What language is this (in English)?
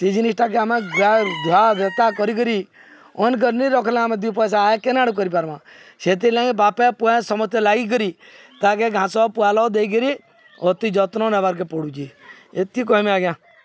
Odia